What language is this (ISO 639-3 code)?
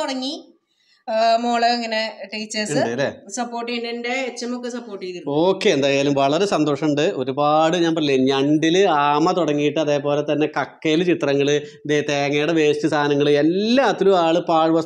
eng